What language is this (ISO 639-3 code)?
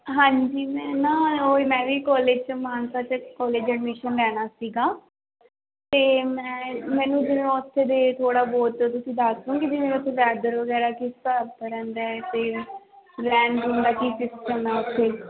pan